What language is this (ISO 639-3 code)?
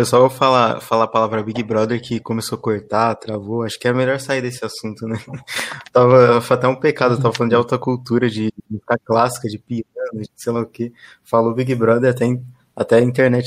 por